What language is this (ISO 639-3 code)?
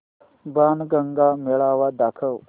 mar